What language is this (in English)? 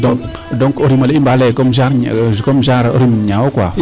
Serer